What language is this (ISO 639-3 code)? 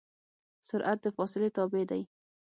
pus